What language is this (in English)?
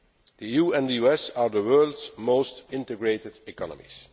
English